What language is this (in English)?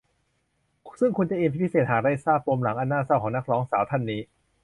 Thai